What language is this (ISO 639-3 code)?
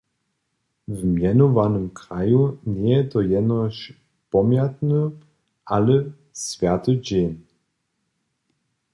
hsb